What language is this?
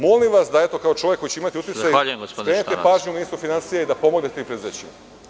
Serbian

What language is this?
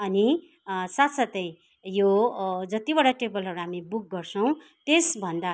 Nepali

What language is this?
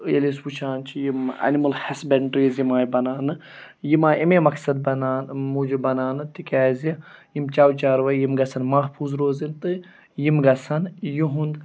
Kashmiri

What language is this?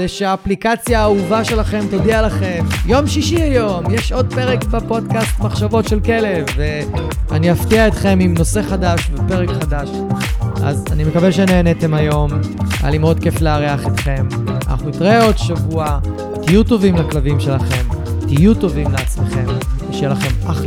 Hebrew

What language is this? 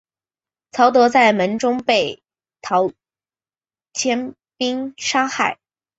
Chinese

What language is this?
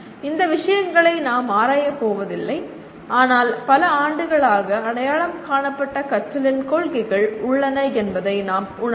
Tamil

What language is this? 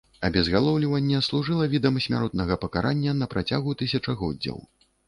Belarusian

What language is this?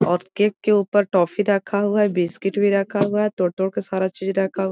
Magahi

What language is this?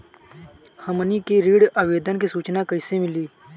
Bhojpuri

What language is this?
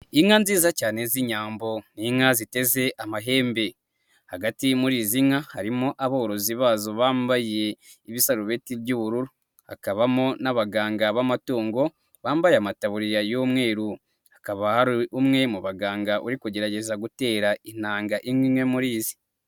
Kinyarwanda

